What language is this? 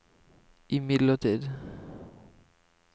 Norwegian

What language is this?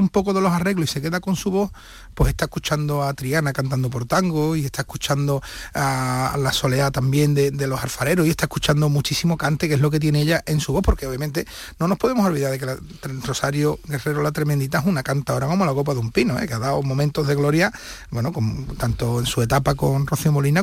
Spanish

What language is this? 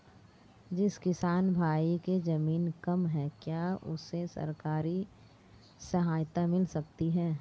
Hindi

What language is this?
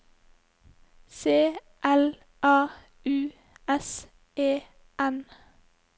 Norwegian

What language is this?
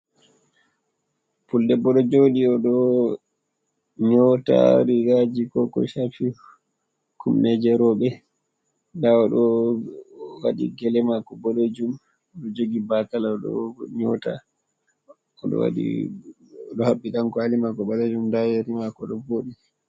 Fula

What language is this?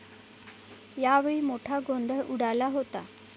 Marathi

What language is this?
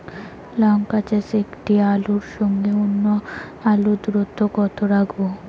Bangla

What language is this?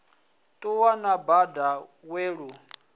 Venda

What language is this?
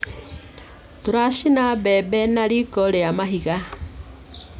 Kikuyu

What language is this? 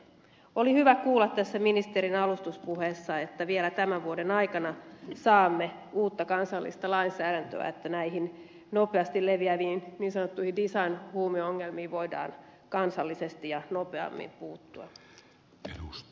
Finnish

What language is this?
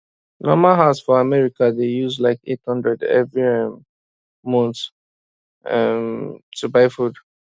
Nigerian Pidgin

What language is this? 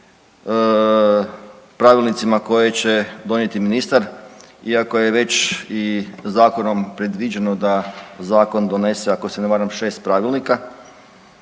Croatian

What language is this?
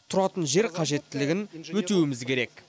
Kazakh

